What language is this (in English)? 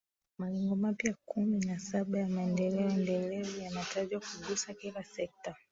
Swahili